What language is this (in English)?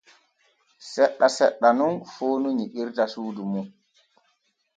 Borgu Fulfulde